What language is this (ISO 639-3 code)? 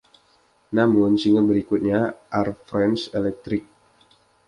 ind